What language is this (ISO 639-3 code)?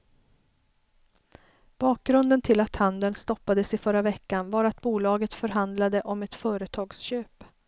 swe